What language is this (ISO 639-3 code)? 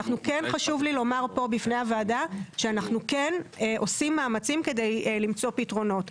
heb